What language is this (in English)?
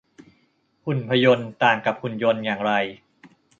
Thai